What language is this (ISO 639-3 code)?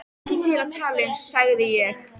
isl